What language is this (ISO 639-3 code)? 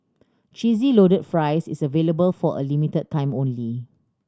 eng